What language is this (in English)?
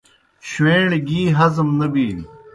Kohistani Shina